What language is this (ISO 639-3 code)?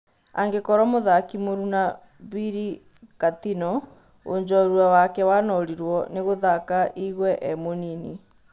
kik